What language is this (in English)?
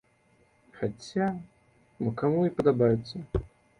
Belarusian